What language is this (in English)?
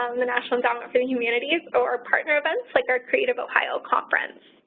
English